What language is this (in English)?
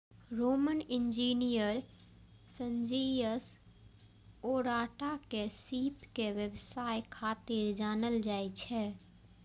Maithili